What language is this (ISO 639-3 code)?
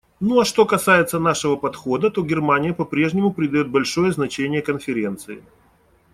rus